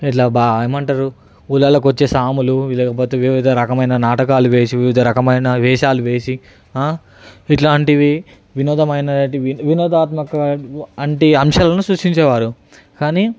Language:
Telugu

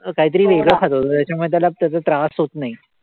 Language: Marathi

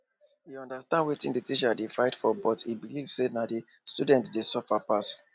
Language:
Nigerian Pidgin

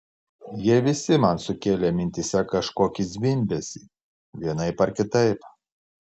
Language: Lithuanian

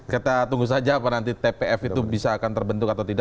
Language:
Indonesian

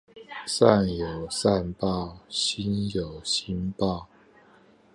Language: Chinese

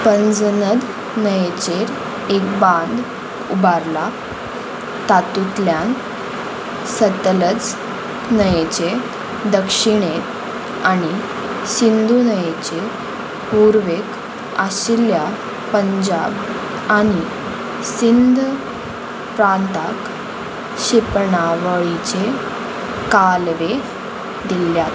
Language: Konkani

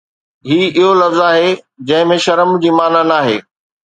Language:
Sindhi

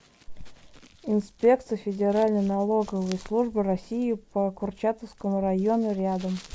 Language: Russian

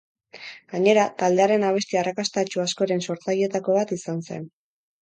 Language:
Basque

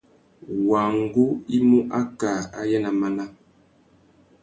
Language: Tuki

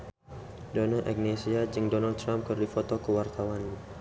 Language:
Sundanese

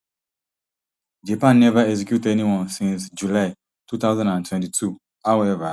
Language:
Nigerian Pidgin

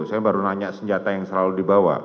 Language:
Indonesian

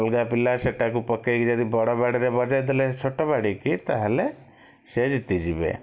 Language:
Odia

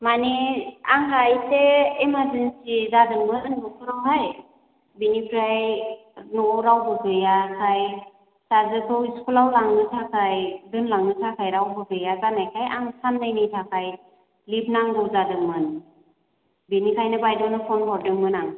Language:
Bodo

